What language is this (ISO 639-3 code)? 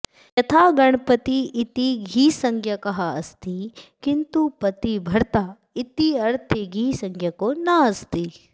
san